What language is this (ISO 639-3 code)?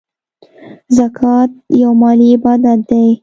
pus